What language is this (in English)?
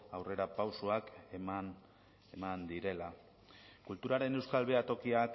Basque